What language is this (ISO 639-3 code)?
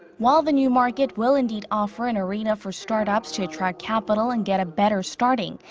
eng